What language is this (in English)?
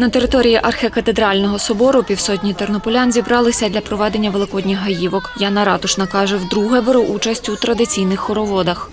Ukrainian